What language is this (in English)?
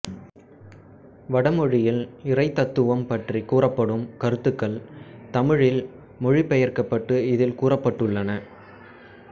Tamil